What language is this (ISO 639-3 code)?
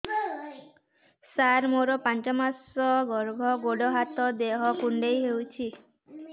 ori